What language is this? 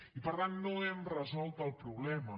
Catalan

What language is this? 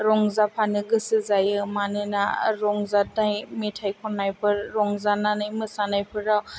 Bodo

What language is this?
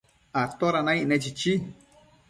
Matsés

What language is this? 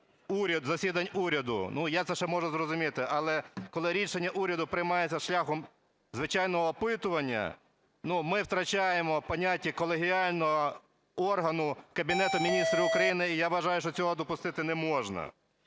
Ukrainian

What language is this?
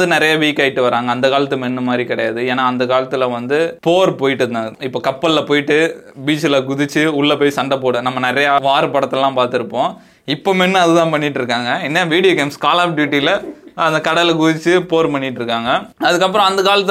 Tamil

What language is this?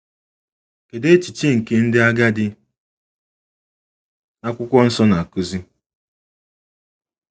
Igbo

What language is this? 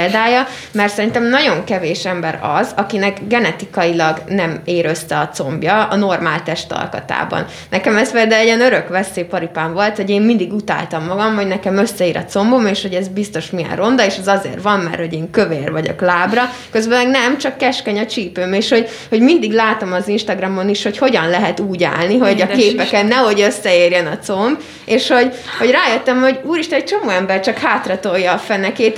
Hungarian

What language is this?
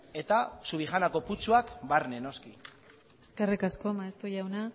Basque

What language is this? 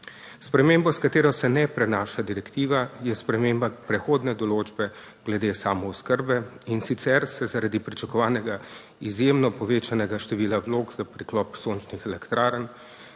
Slovenian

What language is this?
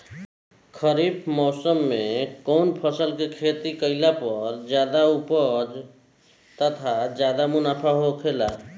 Bhojpuri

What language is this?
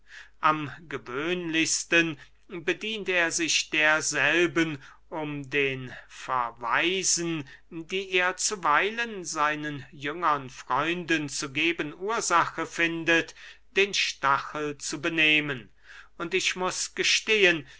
German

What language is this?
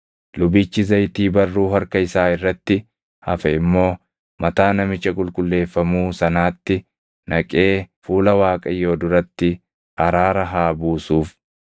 Oromo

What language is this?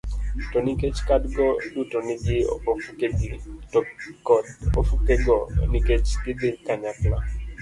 Luo (Kenya and Tanzania)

